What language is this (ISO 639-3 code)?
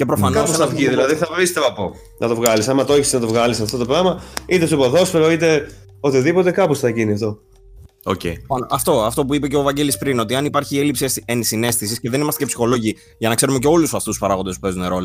ell